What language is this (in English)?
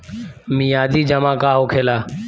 Bhojpuri